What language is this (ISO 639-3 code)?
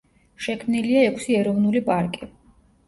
kat